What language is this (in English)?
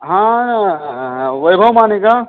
Marathi